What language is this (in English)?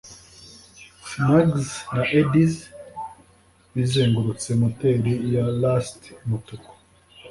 Kinyarwanda